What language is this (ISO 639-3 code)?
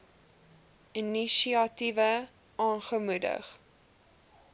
afr